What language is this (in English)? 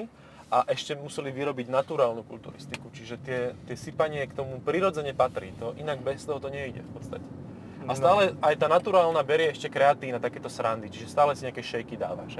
Slovak